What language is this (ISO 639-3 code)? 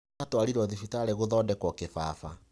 kik